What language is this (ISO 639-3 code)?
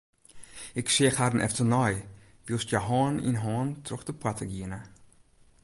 fry